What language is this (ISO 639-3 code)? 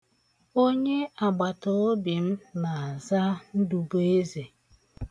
ibo